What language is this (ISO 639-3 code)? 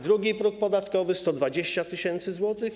pol